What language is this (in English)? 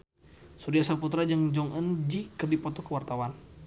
Sundanese